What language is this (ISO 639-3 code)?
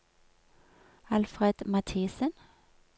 nor